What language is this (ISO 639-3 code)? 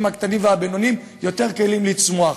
heb